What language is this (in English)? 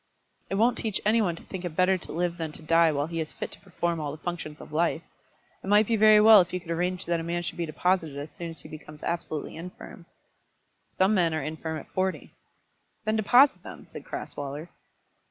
English